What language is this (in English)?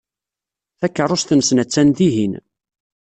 Kabyle